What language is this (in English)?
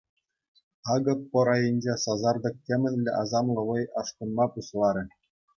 Chuvash